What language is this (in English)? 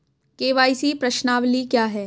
Hindi